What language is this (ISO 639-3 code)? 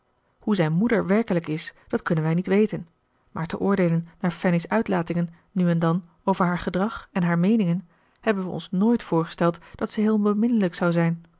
nld